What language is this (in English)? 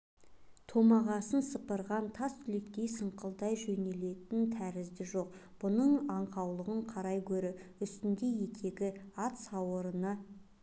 Kazakh